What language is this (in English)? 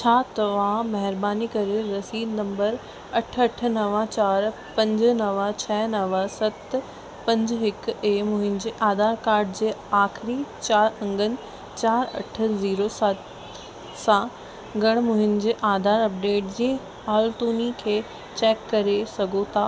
Sindhi